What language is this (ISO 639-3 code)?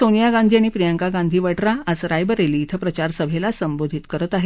mar